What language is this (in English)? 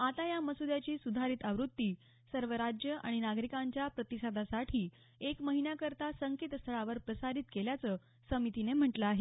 Marathi